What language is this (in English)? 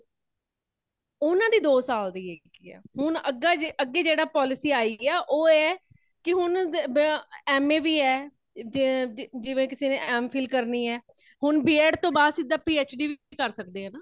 Punjabi